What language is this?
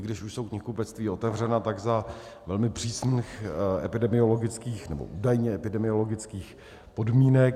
Czech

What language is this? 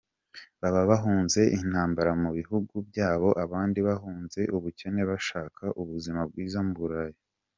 Kinyarwanda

